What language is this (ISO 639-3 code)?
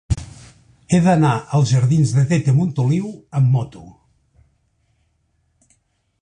cat